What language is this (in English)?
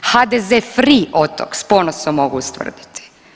Croatian